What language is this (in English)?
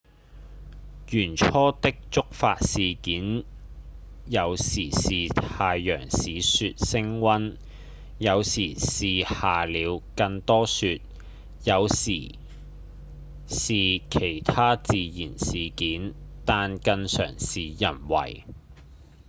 Cantonese